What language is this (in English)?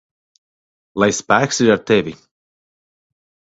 Latvian